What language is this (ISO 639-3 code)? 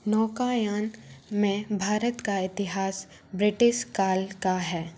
hin